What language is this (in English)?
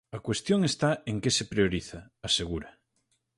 Galician